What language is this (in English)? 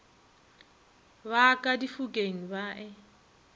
Northern Sotho